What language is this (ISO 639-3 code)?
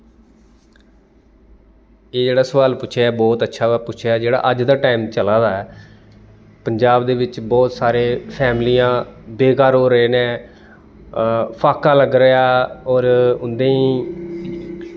doi